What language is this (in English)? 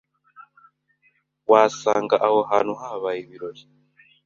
Kinyarwanda